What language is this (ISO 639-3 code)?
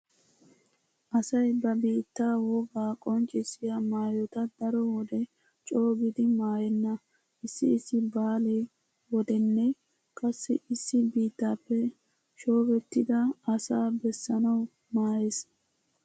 wal